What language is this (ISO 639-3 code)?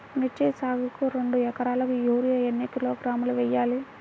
tel